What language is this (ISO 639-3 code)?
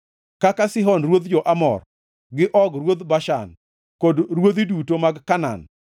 luo